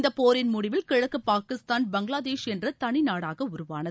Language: Tamil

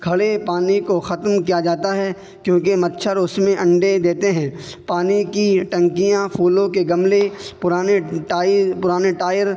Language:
Urdu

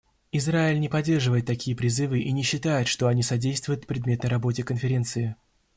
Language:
Russian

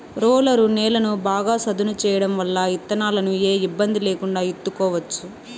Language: Telugu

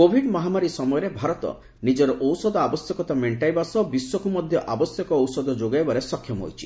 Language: Odia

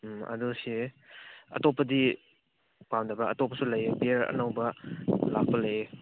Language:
Manipuri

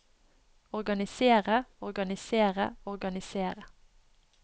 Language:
Norwegian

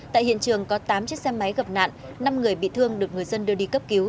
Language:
Vietnamese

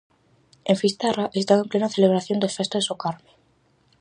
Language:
Galician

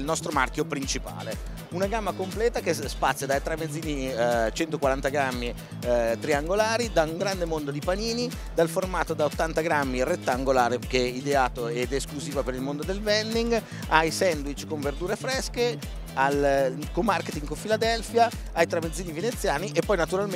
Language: Italian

